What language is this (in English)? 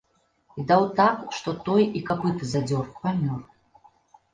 Belarusian